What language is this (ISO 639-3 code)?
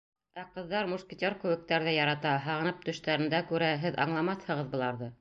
bak